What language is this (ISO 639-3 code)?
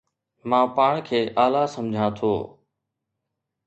snd